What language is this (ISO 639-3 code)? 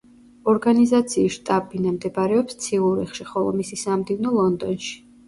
kat